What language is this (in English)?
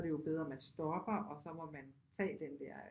Danish